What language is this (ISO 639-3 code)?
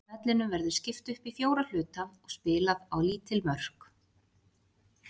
isl